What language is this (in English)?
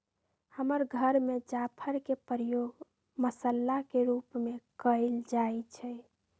Magahi